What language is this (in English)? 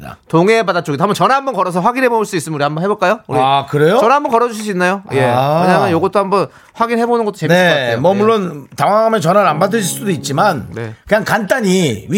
Korean